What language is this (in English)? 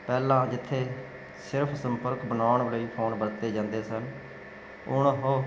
Punjabi